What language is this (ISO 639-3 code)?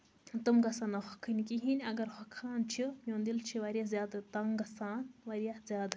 kas